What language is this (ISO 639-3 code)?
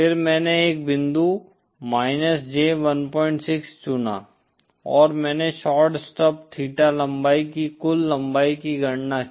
hin